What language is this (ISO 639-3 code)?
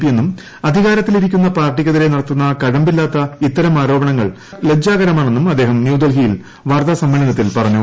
mal